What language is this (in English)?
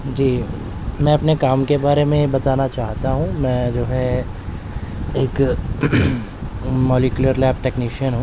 Urdu